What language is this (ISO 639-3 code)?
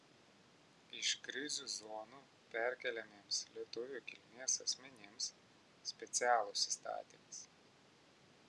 lit